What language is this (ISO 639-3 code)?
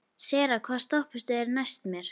isl